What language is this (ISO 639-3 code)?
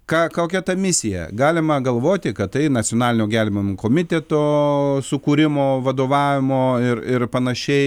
lit